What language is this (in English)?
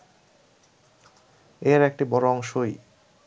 Bangla